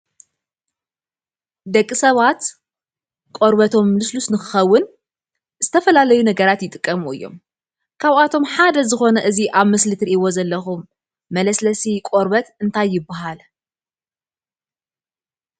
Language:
Tigrinya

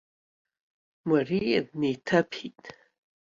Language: Abkhazian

